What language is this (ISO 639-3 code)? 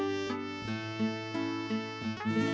ind